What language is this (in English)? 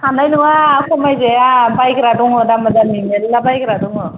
Bodo